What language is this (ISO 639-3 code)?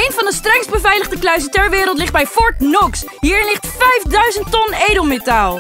nld